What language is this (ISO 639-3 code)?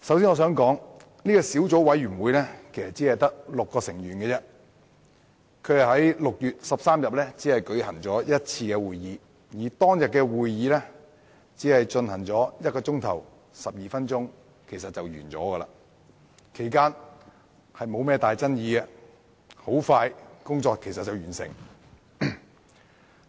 yue